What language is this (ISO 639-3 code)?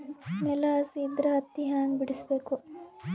kan